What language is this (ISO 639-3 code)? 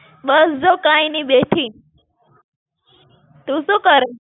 guj